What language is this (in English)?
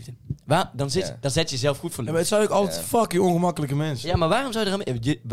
Dutch